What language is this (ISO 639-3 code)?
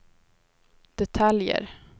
swe